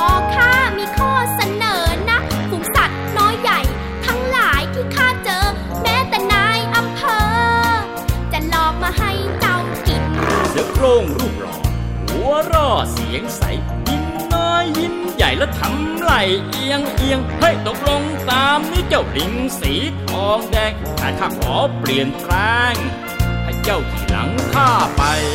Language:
Thai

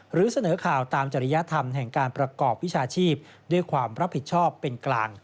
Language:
Thai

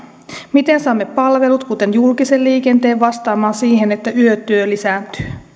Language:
Finnish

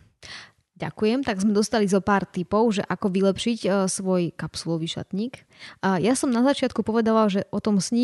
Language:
Slovak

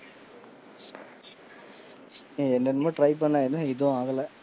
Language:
Tamil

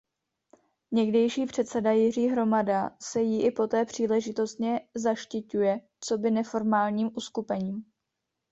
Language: Czech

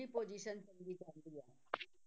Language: Punjabi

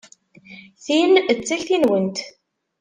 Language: Kabyle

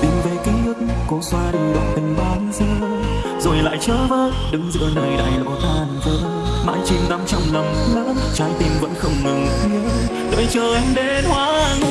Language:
Vietnamese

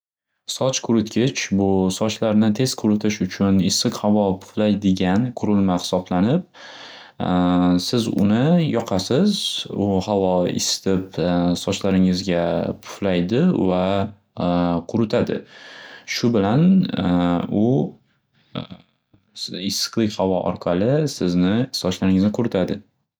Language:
Uzbek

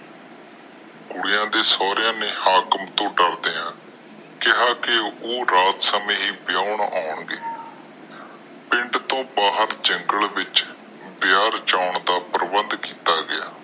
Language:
Punjabi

